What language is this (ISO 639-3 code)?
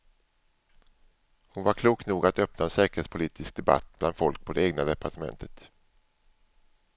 swe